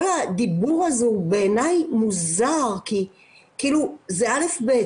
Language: Hebrew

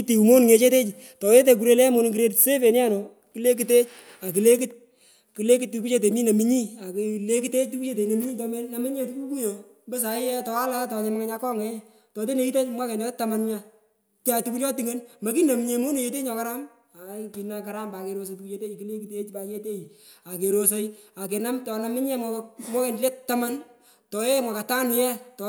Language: Pökoot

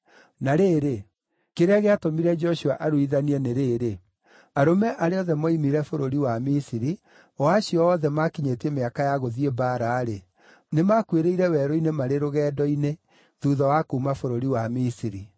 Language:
Kikuyu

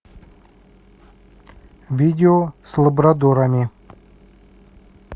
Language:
Russian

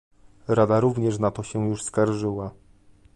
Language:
Polish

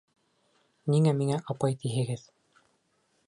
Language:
Bashkir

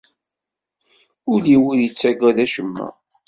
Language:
Kabyle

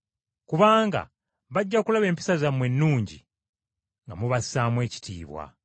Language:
Ganda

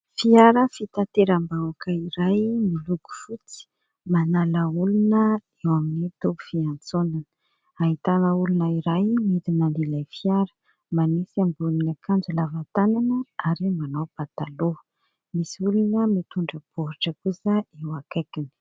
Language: Malagasy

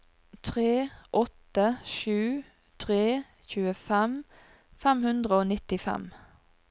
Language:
Norwegian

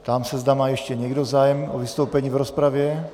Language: Czech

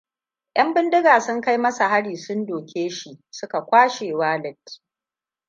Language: Hausa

